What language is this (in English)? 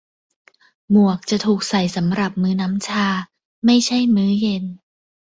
Thai